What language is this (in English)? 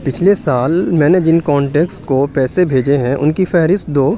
Urdu